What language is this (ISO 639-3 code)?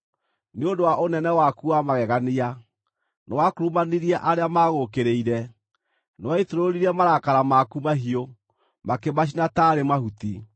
kik